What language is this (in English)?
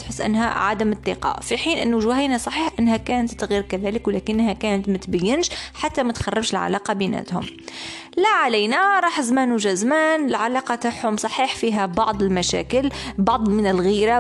Arabic